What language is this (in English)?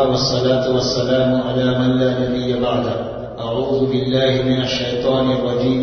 Telugu